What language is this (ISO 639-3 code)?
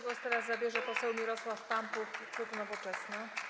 pol